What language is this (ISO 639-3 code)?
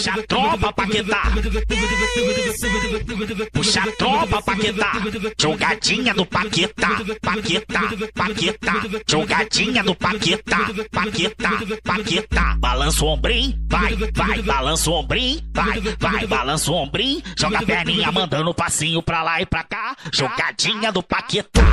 por